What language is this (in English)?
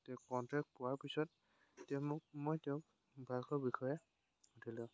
Assamese